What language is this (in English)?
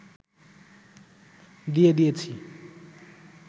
Bangla